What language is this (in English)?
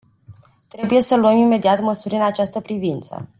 Romanian